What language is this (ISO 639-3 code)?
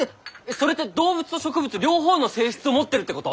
jpn